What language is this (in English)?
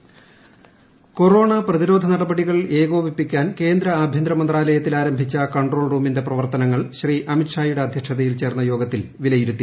Malayalam